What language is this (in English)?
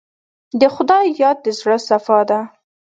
Pashto